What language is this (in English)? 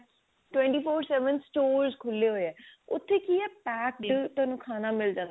Punjabi